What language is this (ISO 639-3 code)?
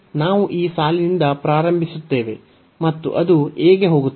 kan